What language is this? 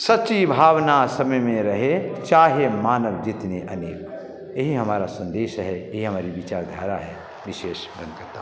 Hindi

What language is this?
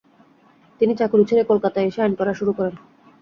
Bangla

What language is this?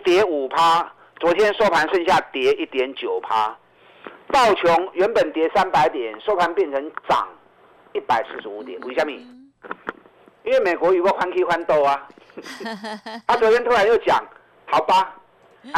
Chinese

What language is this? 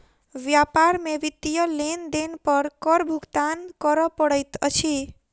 Maithili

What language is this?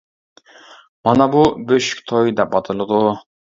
Uyghur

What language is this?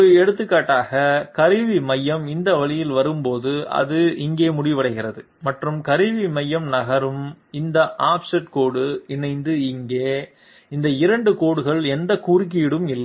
Tamil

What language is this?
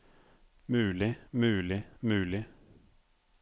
Norwegian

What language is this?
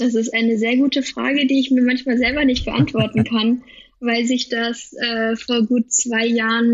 German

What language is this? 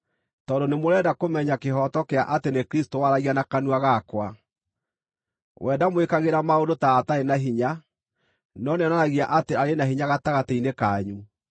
Kikuyu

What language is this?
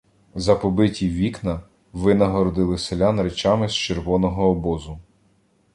Ukrainian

